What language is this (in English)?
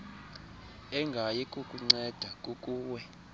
Xhosa